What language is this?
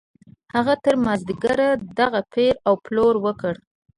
Pashto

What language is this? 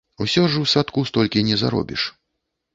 Belarusian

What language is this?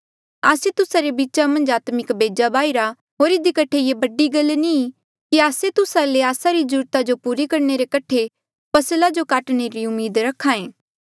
Mandeali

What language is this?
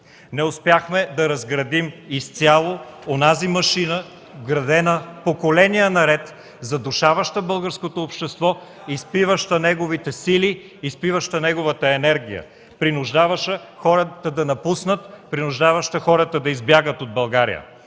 Bulgarian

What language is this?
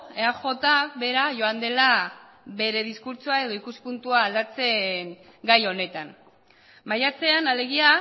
Basque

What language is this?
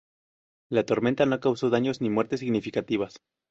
Spanish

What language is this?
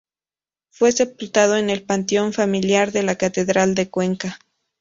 Spanish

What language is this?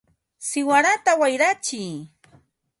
Ambo-Pasco Quechua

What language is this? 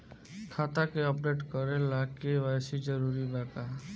Bhojpuri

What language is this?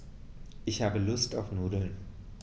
German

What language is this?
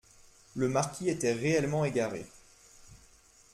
French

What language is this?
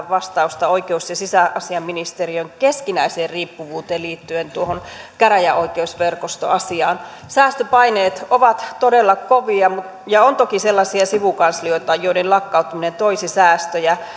Finnish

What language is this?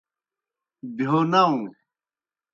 Kohistani Shina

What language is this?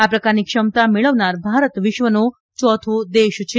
Gujarati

